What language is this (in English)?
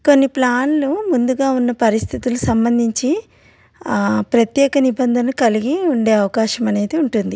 Telugu